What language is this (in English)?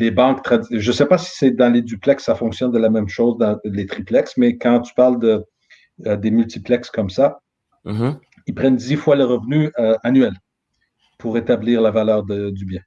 French